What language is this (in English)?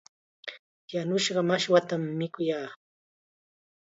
Chiquián Ancash Quechua